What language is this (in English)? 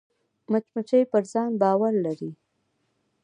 Pashto